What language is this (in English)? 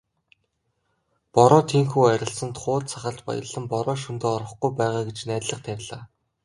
Mongolian